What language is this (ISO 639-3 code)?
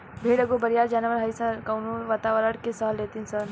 bho